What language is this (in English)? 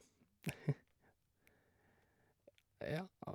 Norwegian